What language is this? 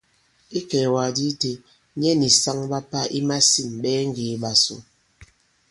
Bankon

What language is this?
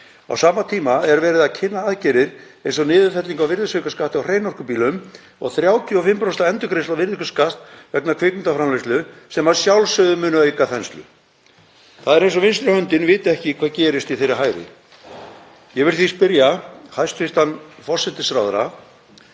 Icelandic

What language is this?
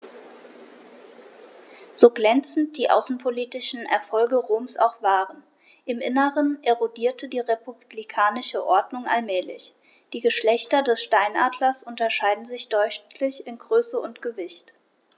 German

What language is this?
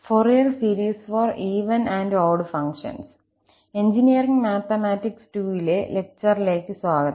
Malayalam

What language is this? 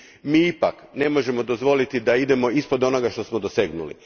Croatian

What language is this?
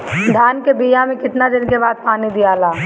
Bhojpuri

